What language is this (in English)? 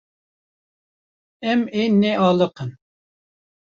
Kurdish